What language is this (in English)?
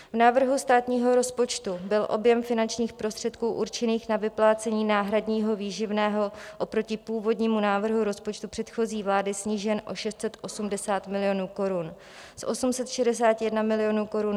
Czech